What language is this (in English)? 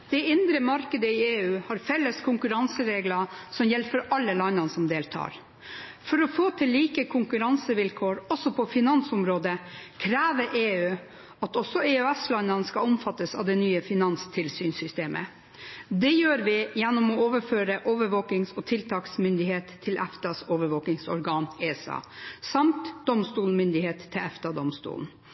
Norwegian